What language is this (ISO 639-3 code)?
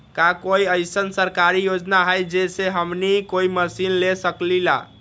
mag